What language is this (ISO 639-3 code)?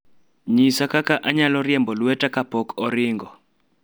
luo